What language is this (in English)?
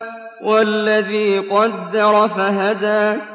Arabic